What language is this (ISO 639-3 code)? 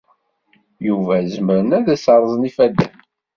kab